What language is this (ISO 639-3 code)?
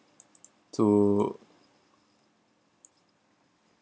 eng